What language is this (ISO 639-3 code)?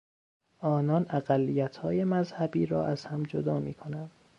fas